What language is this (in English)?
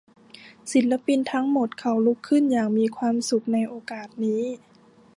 Thai